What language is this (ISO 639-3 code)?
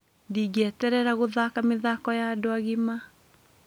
kik